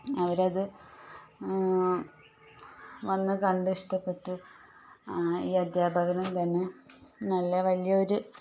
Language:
Malayalam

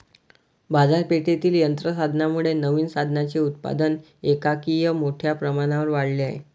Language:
Marathi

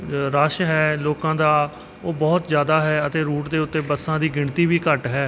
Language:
Punjabi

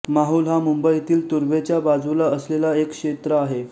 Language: Marathi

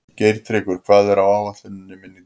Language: Icelandic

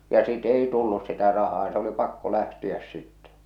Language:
Finnish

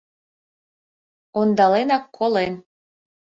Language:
Mari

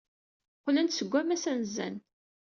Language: Kabyle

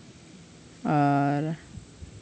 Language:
Santali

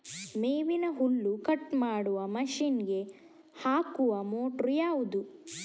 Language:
Kannada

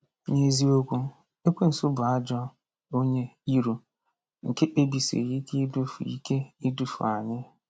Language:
Igbo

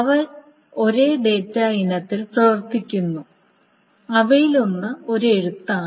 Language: Malayalam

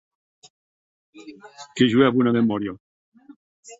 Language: Occitan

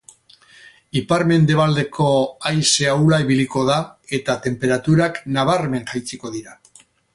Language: Basque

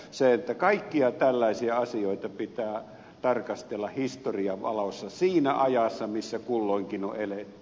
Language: Finnish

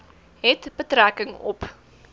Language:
Afrikaans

